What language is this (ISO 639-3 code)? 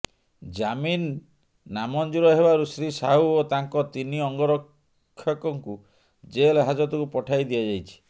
ori